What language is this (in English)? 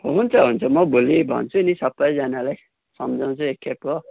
Nepali